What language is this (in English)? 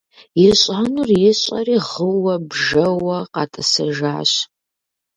Kabardian